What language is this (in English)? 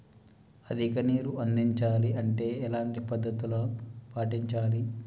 Telugu